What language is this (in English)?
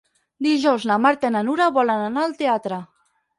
Catalan